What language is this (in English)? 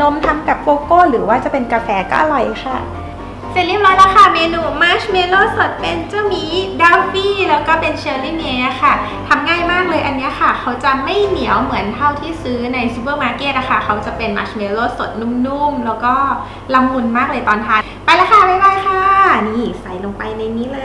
Thai